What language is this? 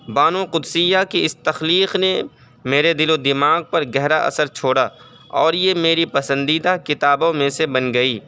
Urdu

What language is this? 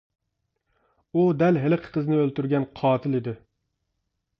Uyghur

